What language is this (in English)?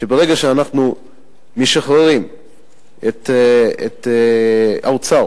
Hebrew